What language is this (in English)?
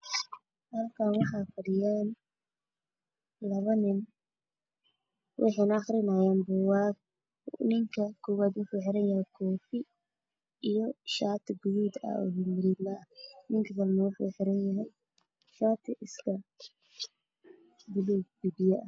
Somali